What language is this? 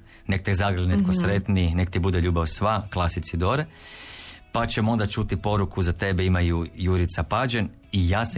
Croatian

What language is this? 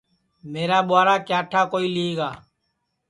Sansi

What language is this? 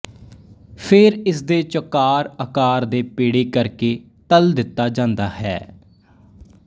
Punjabi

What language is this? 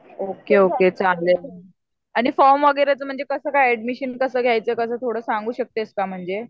Marathi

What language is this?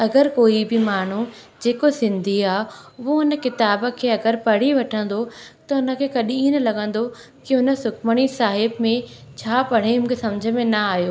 Sindhi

